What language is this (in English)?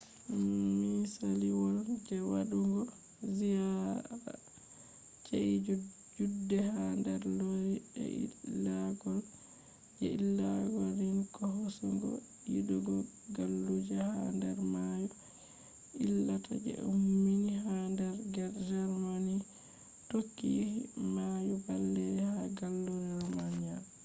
Fula